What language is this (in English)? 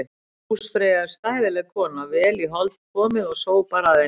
Icelandic